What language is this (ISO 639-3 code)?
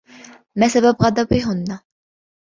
ara